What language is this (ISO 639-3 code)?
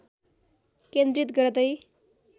nep